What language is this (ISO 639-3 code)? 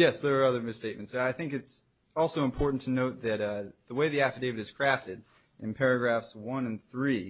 eng